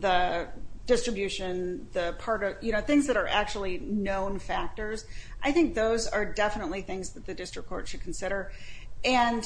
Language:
English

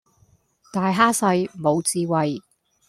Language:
Cantonese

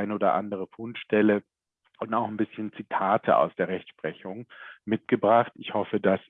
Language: German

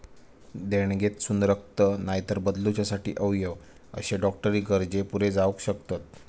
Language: Marathi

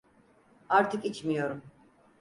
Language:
Turkish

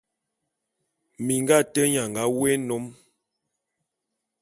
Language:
Bulu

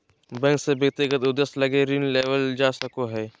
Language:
Magahi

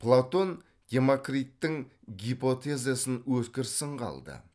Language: Kazakh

